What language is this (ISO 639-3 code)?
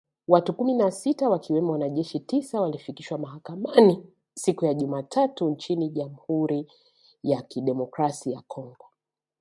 swa